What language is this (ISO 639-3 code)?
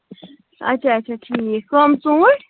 kas